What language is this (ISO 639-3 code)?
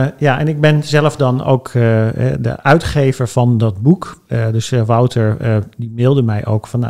nld